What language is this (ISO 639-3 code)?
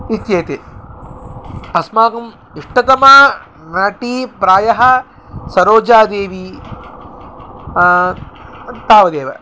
san